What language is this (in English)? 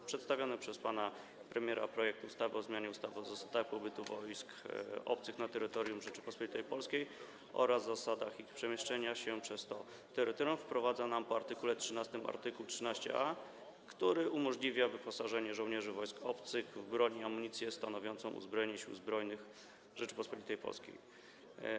Polish